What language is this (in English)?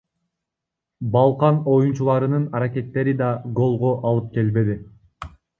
Kyrgyz